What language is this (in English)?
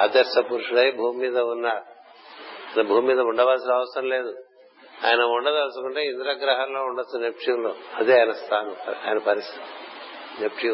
Telugu